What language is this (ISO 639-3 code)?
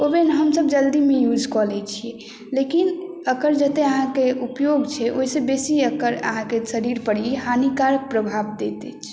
mai